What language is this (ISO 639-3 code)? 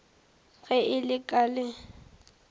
nso